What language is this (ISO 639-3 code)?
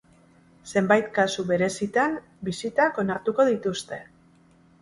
eus